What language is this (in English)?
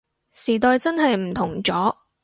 Cantonese